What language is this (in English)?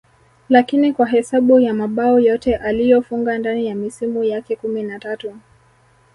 Swahili